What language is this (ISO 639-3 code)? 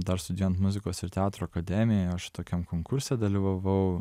lit